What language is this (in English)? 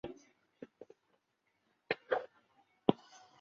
Chinese